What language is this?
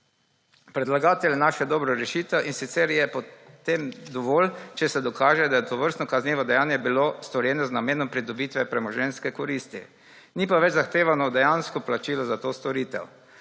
Slovenian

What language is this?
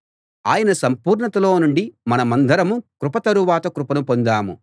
Telugu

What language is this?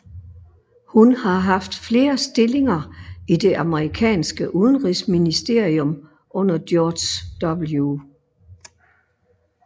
Danish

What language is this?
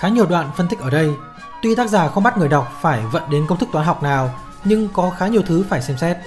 Vietnamese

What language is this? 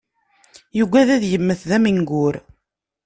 Kabyle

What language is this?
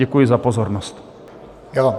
Czech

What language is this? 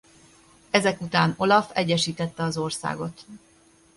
Hungarian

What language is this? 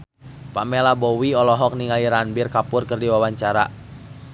Sundanese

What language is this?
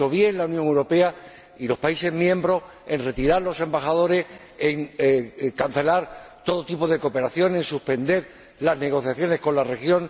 Spanish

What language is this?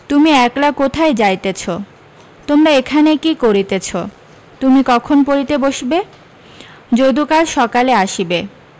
Bangla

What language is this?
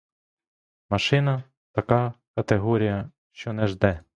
Ukrainian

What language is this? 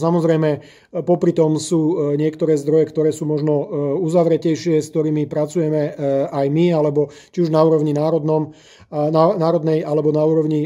Slovak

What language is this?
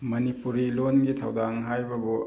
Manipuri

